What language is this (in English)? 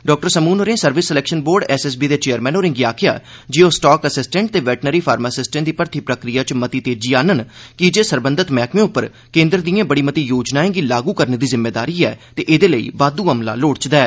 Dogri